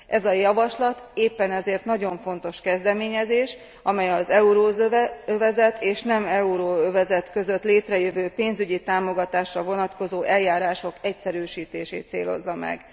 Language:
Hungarian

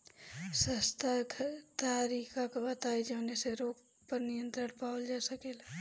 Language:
Bhojpuri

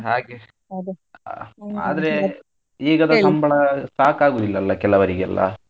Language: Kannada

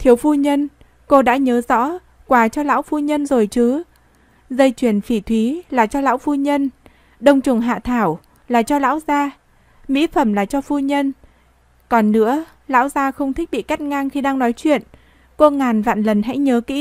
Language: Vietnamese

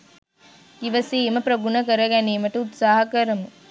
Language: Sinhala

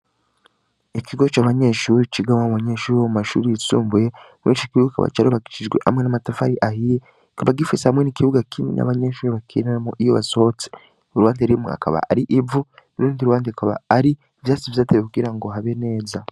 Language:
Rundi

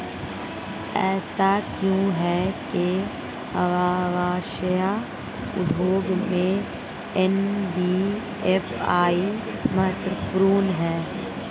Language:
Hindi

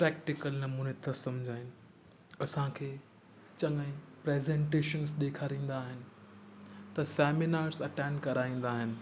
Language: Sindhi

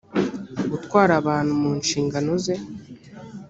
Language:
Kinyarwanda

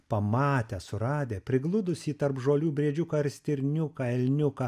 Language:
Lithuanian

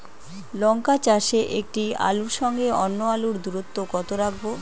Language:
Bangla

